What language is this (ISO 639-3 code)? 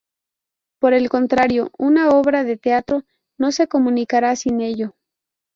spa